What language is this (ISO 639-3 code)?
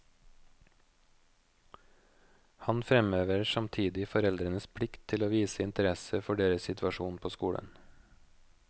nor